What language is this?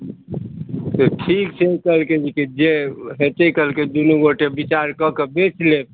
Maithili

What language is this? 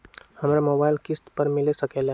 Magahi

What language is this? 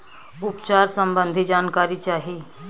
Bhojpuri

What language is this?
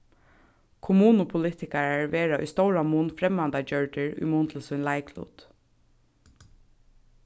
Faroese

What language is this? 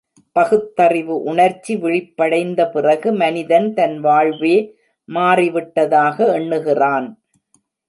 Tamil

